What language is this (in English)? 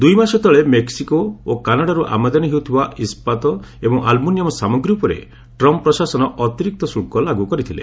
Odia